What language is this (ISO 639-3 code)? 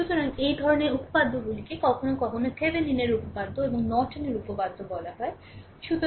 ben